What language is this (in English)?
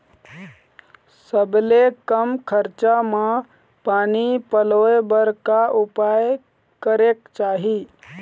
Chhattisgarhi